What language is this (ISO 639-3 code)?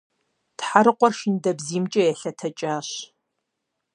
kbd